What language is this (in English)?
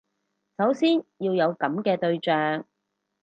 Cantonese